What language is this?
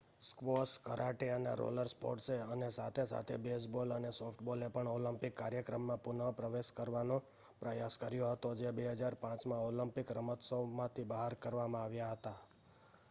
Gujarati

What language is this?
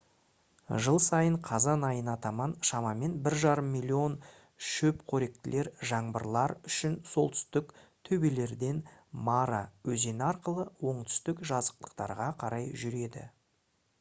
Kazakh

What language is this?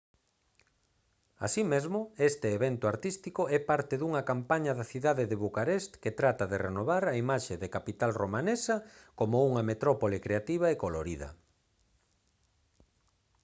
Galician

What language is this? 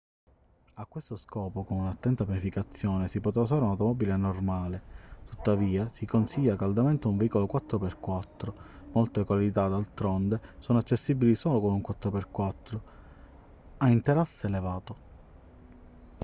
Italian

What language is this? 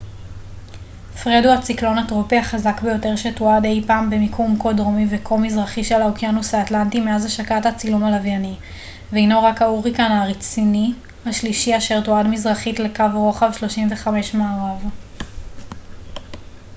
Hebrew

